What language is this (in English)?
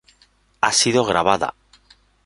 Spanish